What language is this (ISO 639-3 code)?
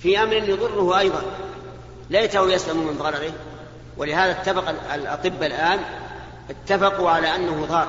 ara